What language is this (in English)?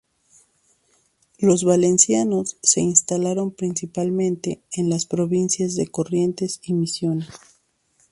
Spanish